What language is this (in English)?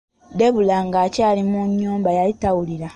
Ganda